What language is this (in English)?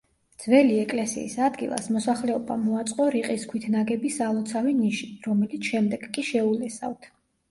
Georgian